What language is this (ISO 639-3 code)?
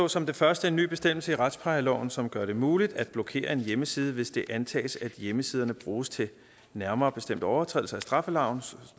dan